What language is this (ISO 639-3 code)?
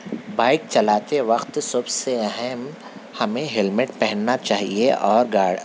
urd